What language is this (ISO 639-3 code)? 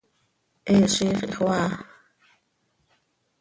sei